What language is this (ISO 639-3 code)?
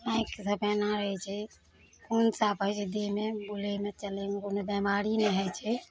mai